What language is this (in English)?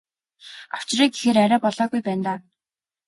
Mongolian